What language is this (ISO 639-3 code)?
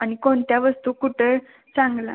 mar